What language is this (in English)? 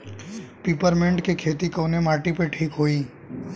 Bhojpuri